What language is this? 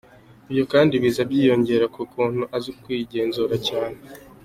Kinyarwanda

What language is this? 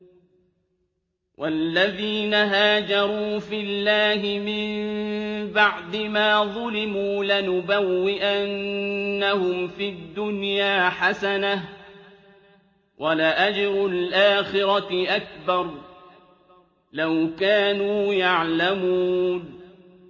Arabic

